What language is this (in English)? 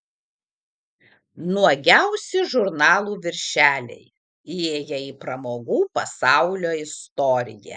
Lithuanian